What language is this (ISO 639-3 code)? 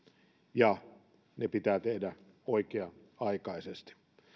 fin